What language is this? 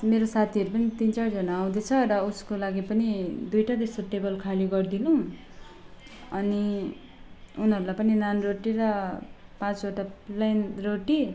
Nepali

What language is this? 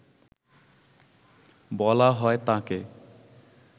Bangla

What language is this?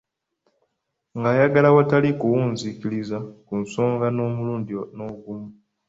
Ganda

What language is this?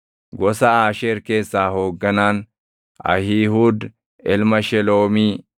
Oromo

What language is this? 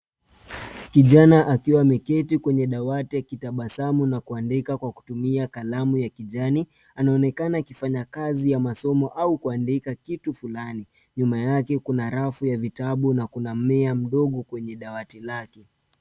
Swahili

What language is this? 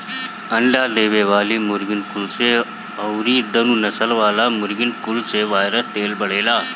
Bhojpuri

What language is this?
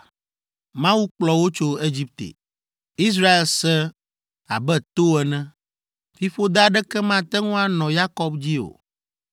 Ewe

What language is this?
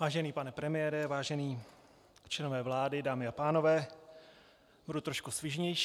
Czech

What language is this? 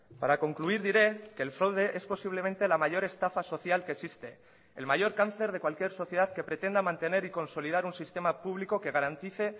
Spanish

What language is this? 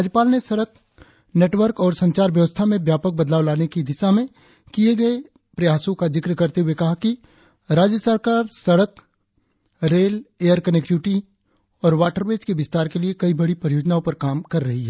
Hindi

